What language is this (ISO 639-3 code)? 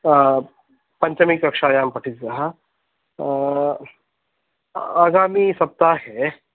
san